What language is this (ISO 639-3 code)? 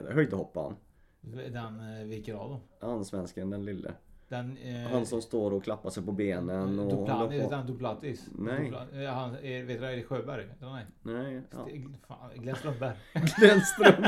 swe